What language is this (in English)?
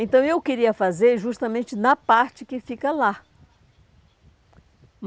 Portuguese